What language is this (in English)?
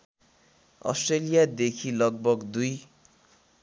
Nepali